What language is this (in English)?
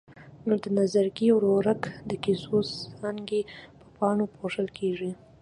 Pashto